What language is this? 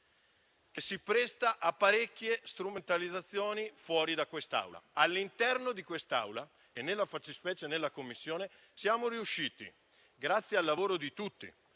Italian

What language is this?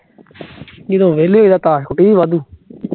Punjabi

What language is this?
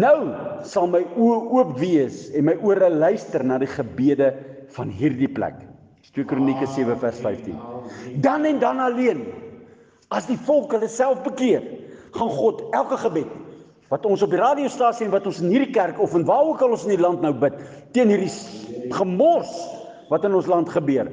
Dutch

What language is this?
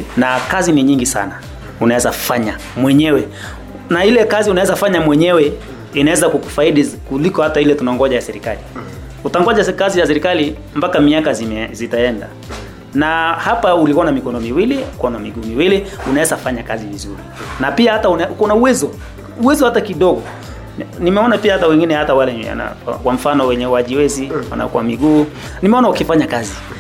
Swahili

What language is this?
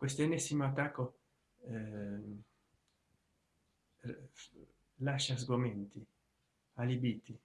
Italian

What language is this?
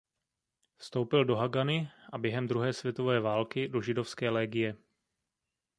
Czech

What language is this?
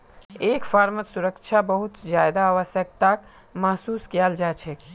Magahi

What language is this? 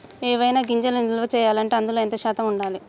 Telugu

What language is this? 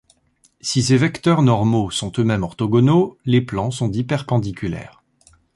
French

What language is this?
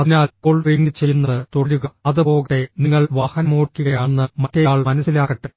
Malayalam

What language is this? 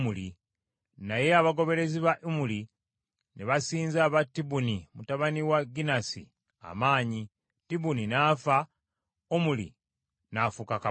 Ganda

